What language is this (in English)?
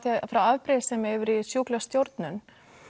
Icelandic